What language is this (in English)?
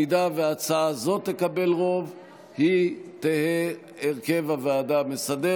Hebrew